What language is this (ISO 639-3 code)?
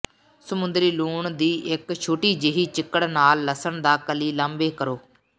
pan